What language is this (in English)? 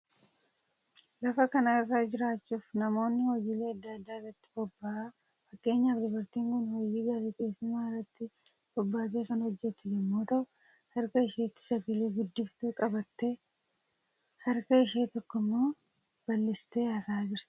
Oromo